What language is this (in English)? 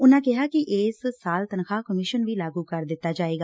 Punjabi